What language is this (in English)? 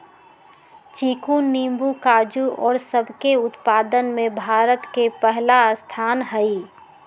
Magahi